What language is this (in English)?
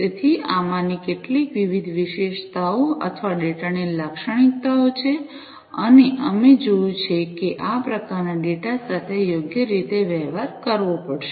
Gujarati